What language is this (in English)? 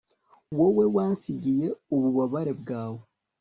Kinyarwanda